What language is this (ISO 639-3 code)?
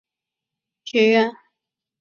zho